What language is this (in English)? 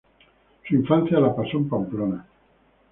Spanish